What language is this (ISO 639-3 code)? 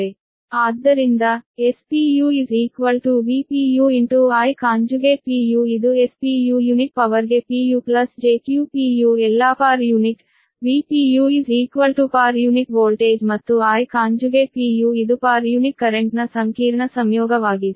kan